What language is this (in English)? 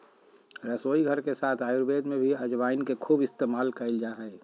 Magahi